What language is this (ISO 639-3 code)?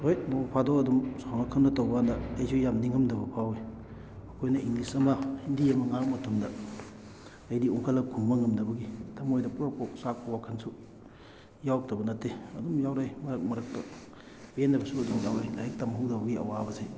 mni